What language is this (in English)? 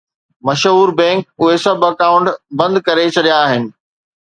Sindhi